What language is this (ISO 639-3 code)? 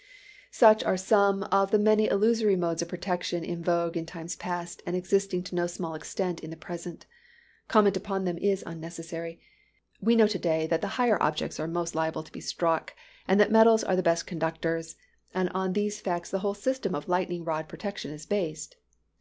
eng